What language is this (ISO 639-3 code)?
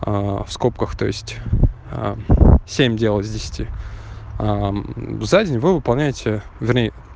rus